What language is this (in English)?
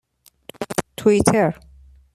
Persian